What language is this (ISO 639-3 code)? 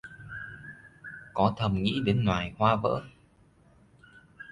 vie